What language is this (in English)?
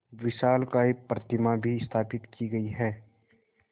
Hindi